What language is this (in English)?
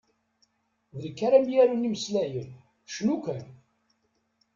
Kabyle